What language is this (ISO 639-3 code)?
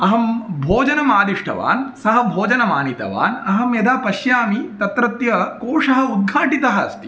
san